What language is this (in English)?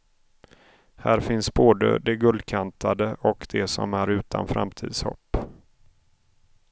Swedish